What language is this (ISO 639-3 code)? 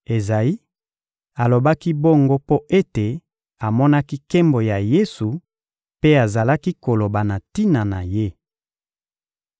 lin